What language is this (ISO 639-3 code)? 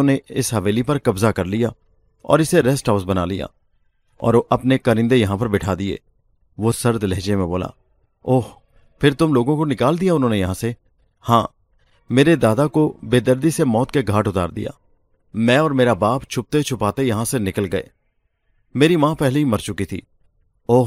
urd